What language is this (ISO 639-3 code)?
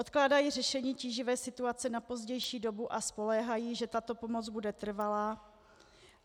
ces